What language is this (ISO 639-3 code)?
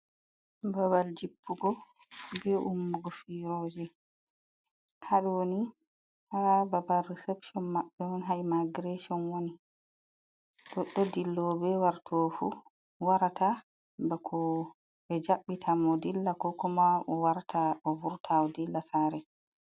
ful